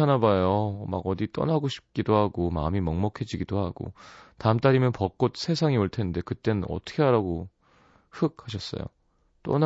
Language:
Korean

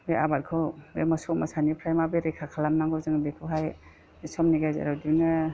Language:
Bodo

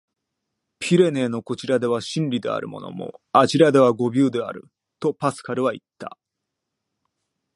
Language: Japanese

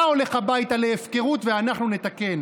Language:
Hebrew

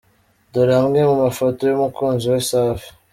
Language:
Kinyarwanda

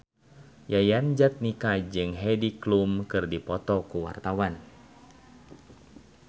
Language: Sundanese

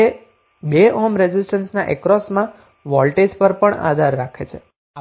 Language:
Gujarati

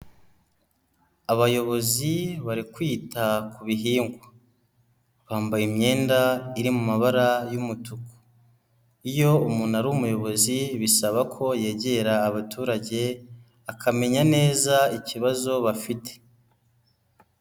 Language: Kinyarwanda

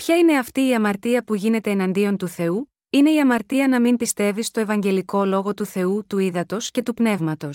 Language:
Greek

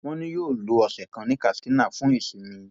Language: Yoruba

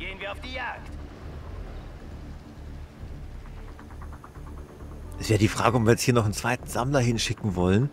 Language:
German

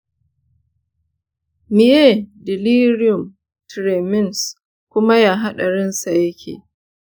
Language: Hausa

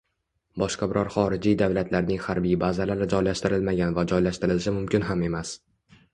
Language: Uzbek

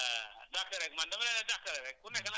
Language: Wolof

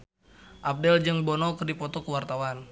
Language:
Sundanese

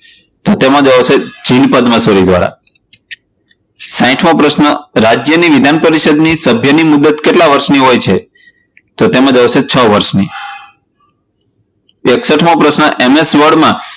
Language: Gujarati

